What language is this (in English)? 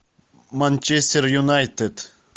Russian